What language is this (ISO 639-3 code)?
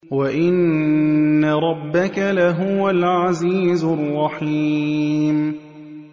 ara